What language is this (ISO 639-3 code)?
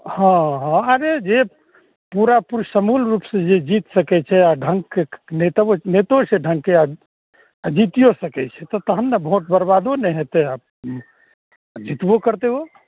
mai